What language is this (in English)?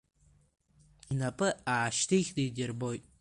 Abkhazian